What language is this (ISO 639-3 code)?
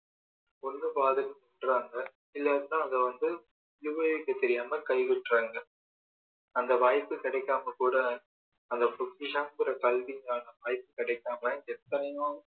tam